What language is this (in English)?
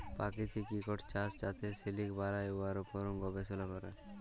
Bangla